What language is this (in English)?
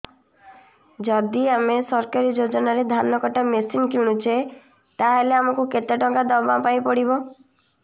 Odia